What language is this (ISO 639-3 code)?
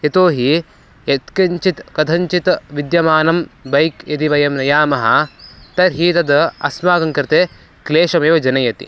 san